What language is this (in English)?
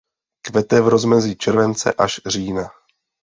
Czech